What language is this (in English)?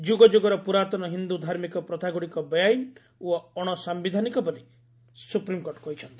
Odia